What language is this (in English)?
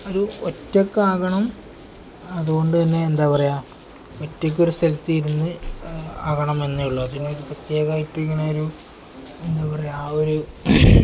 Malayalam